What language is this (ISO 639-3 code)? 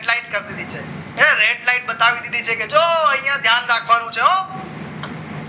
guj